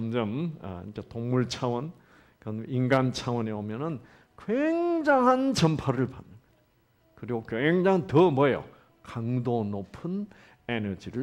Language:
Korean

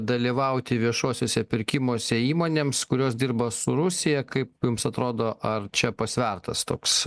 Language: Lithuanian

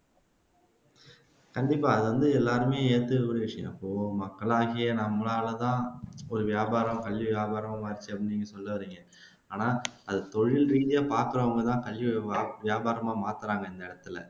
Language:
Tamil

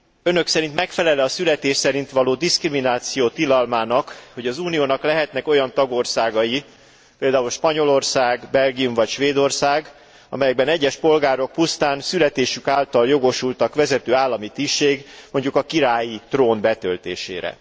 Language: Hungarian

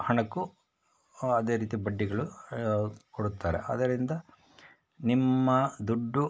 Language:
Kannada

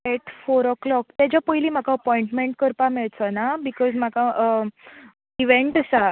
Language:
Konkani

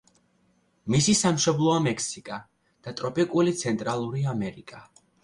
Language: Georgian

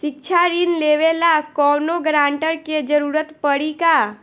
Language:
Bhojpuri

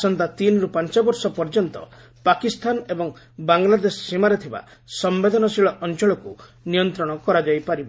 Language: Odia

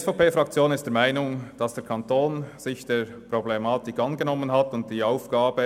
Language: Swiss German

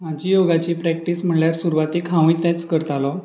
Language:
Konkani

